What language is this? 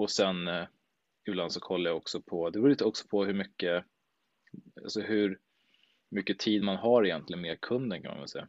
Swedish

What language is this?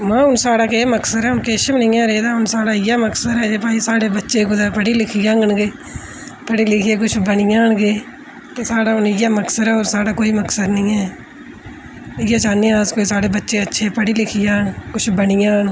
Dogri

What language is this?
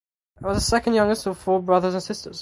English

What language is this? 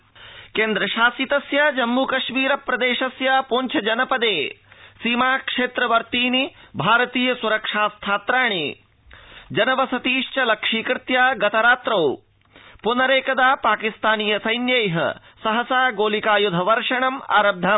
Sanskrit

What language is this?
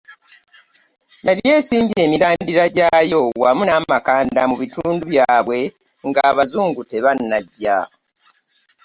Ganda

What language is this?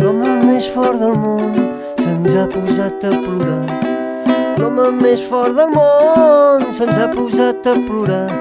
Indonesian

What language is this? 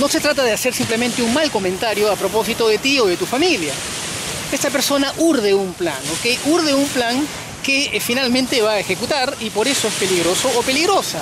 Spanish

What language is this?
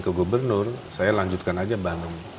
Indonesian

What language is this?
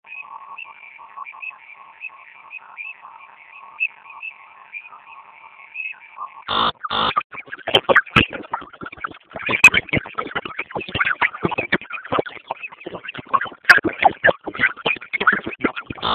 Basque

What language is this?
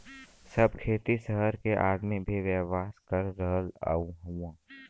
Bhojpuri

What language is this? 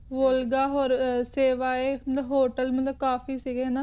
Punjabi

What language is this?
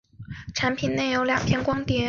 Chinese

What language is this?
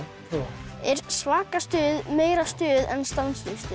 Icelandic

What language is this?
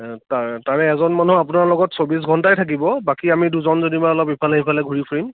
Assamese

